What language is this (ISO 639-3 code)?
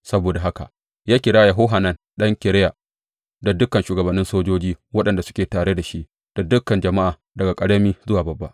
hau